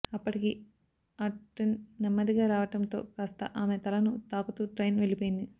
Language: Telugu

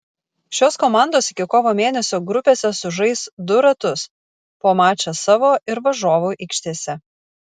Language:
Lithuanian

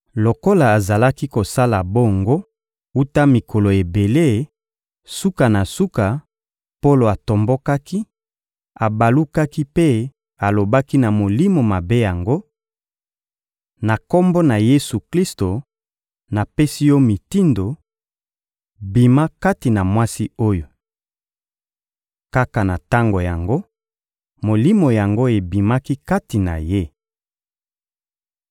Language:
Lingala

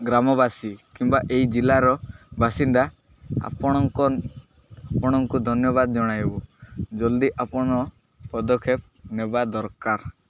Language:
Odia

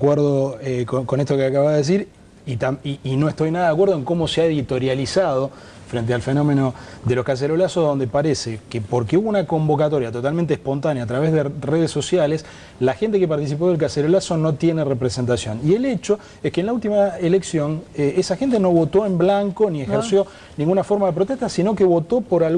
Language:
Spanish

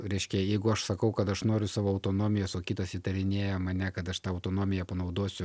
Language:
Lithuanian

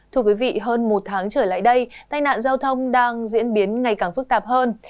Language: Vietnamese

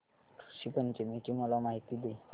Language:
Marathi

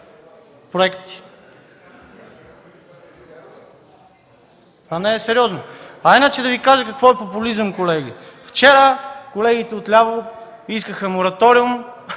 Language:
Bulgarian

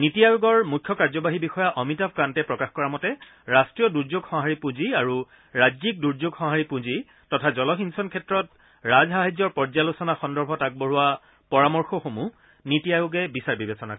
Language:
Assamese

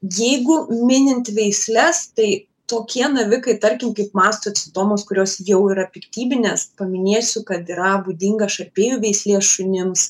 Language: Lithuanian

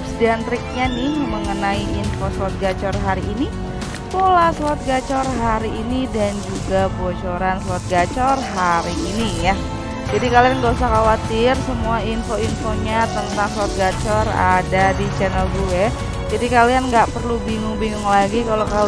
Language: Indonesian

